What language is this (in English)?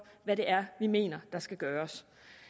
Danish